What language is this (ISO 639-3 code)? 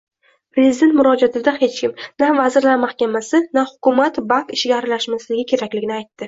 uzb